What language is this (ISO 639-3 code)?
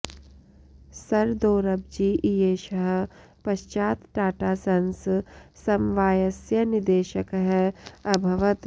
san